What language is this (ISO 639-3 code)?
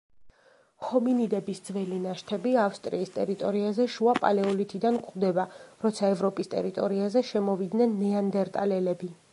kat